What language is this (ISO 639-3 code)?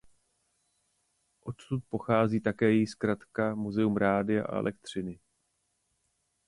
ces